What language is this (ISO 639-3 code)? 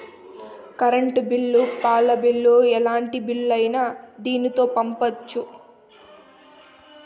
tel